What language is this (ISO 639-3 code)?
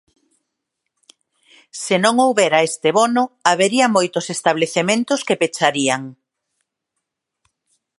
glg